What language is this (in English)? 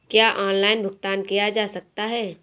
Hindi